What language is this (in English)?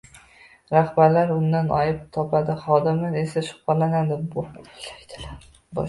Uzbek